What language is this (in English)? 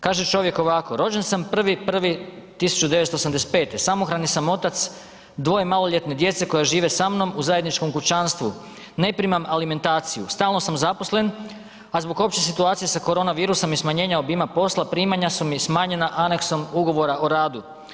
Croatian